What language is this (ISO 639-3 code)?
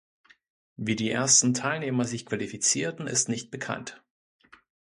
deu